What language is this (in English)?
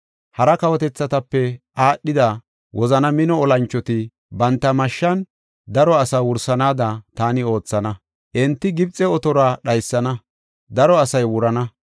Gofa